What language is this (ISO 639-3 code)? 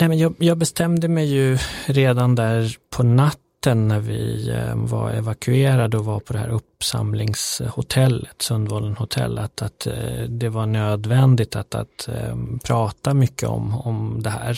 swe